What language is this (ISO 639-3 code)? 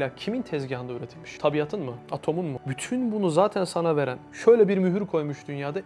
tur